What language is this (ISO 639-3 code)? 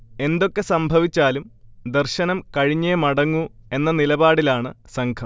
mal